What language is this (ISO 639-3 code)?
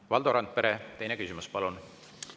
est